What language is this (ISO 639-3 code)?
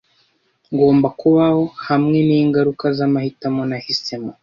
kin